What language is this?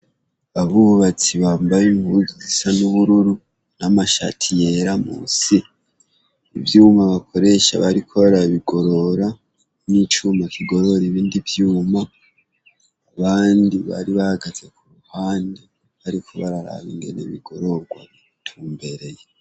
Rundi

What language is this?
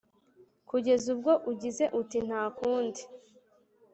Kinyarwanda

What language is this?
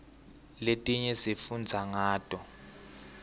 Swati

